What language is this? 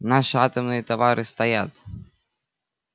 Russian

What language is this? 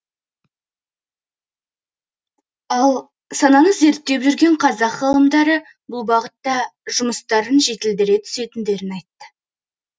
Kazakh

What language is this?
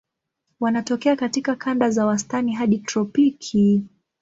Swahili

